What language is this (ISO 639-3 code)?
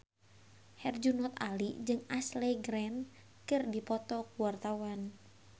sun